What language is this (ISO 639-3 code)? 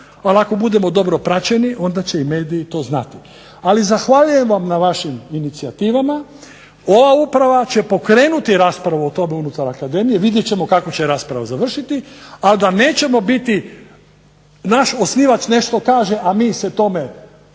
hrv